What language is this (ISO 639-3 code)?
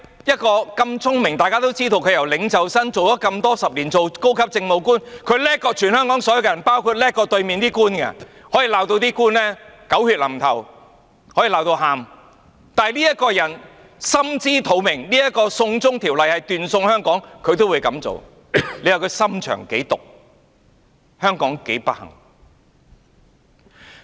yue